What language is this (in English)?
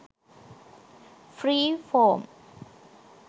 Sinhala